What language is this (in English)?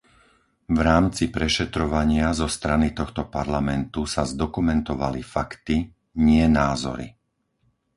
Slovak